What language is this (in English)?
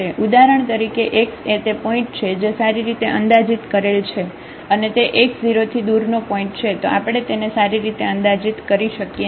Gujarati